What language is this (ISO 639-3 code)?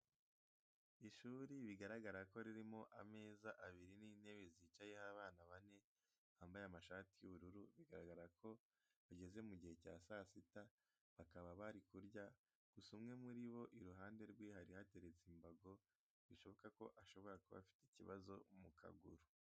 kin